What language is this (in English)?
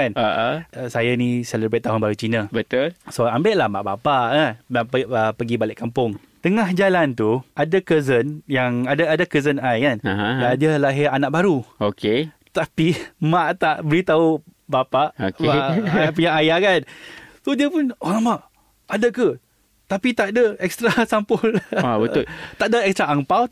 Malay